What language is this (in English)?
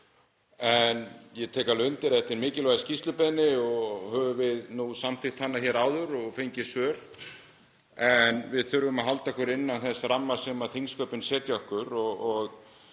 Icelandic